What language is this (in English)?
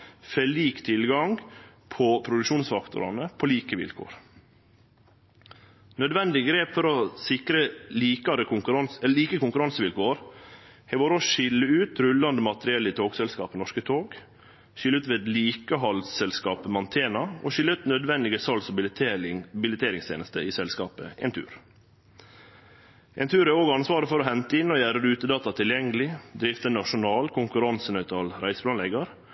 Norwegian Nynorsk